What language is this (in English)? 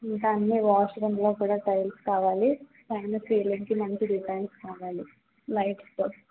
Telugu